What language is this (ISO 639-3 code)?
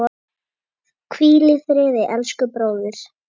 isl